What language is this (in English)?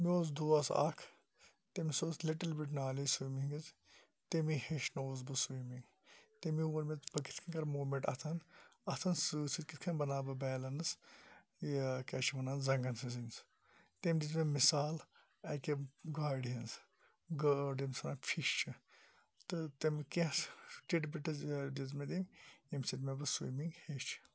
Kashmiri